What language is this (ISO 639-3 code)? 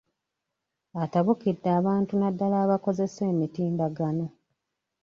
lug